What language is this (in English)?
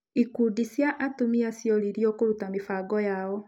Kikuyu